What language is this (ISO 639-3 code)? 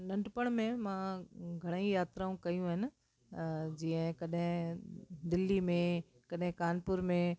snd